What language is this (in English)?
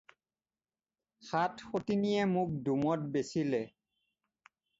Assamese